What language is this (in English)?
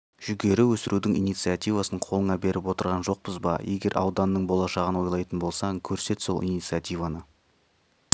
Kazakh